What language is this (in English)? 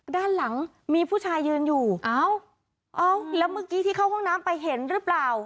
Thai